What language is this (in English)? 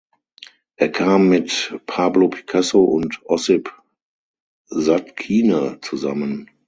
German